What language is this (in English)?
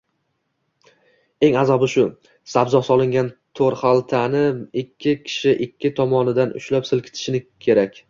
Uzbek